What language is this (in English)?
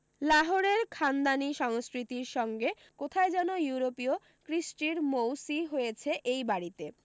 Bangla